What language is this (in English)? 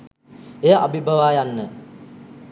Sinhala